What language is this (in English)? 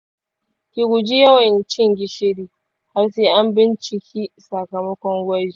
Hausa